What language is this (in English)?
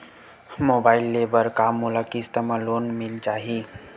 Chhattisgarhi